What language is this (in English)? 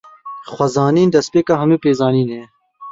Kurdish